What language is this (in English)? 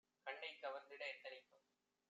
Tamil